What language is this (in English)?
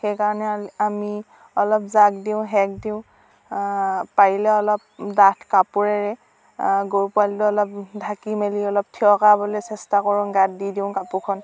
Assamese